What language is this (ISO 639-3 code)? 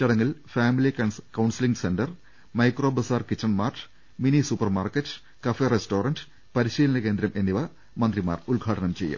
mal